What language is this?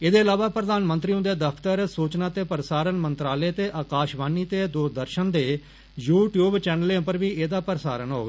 Dogri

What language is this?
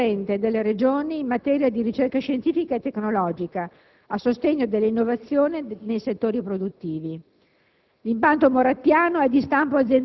Italian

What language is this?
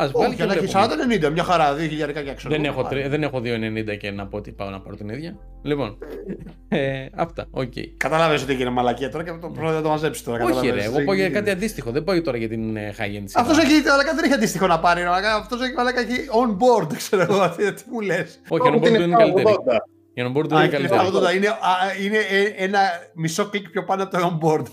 Greek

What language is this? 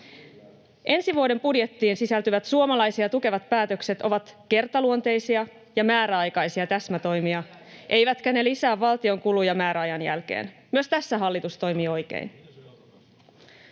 Finnish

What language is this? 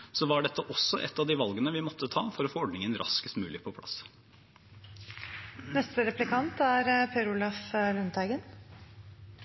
Norwegian Bokmål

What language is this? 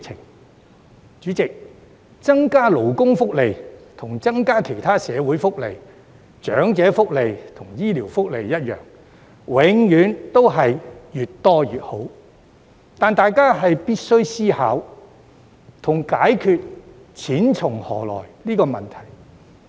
Cantonese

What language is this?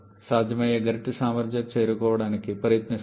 Telugu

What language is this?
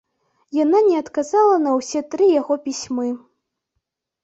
Belarusian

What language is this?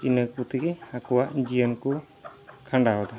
Santali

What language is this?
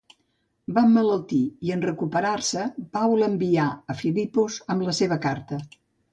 Catalan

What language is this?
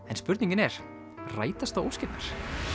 Icelandic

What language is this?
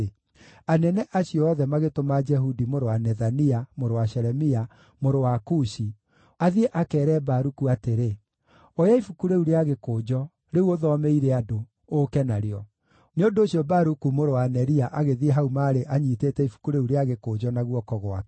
Kikuyu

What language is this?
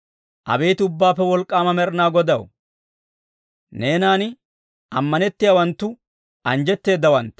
Dawro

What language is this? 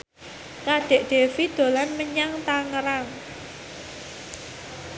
Javanese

